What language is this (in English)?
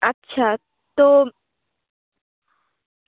Bangla